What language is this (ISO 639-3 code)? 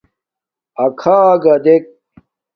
dmk